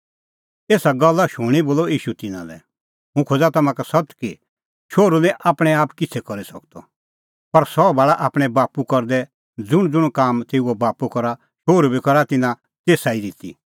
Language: Kullu Pahari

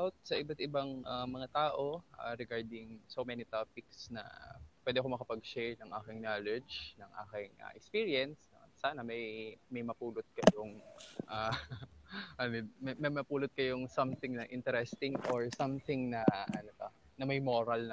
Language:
Filipino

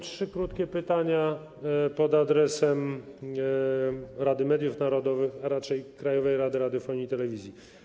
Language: Polish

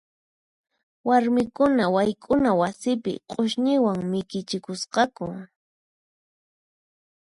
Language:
Puno Quechua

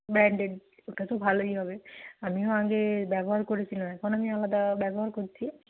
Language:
Bangla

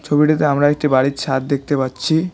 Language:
Bangla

